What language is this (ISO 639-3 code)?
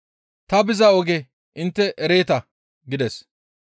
gmv